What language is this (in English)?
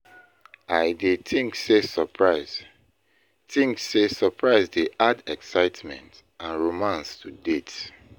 Nigerian Pidgin